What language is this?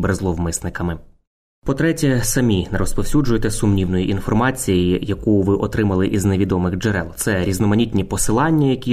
Ukrainian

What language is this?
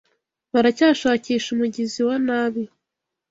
Kinyarwanda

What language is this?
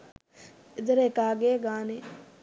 Sinhala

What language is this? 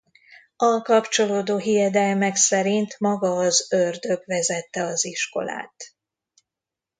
Hungarian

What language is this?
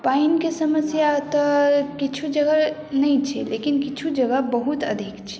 Maithili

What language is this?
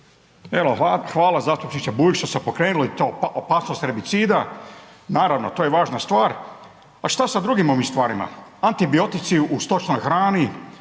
Croatian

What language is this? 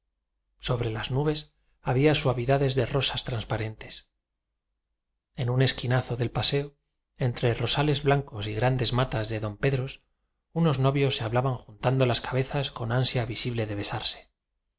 Spanish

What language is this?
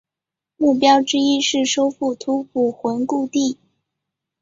Chinese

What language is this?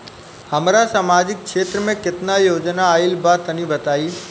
Bhojpuri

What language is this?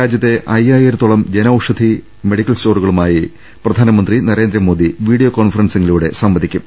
Malayalam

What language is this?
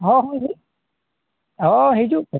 Santali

